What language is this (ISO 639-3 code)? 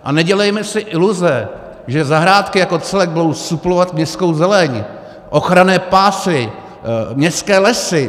ces